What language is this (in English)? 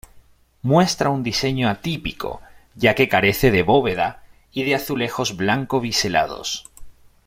Spanish